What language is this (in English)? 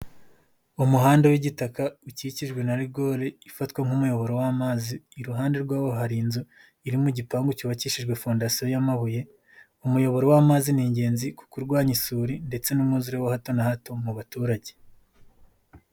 Kinyarwanda